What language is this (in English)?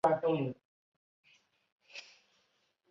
Chinese